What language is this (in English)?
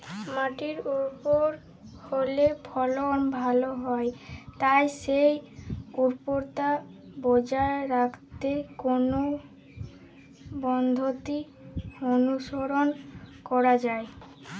Bangla